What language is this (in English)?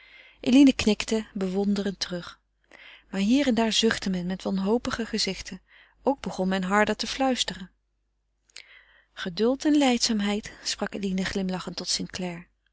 Dutch